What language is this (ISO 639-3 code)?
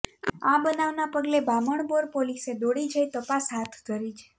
guj